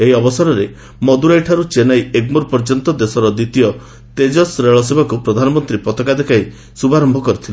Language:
Odia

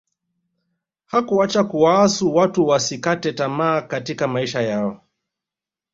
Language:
Swahili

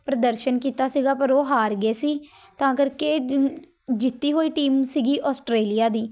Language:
Punjabi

